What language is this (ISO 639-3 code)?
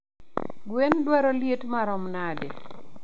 luo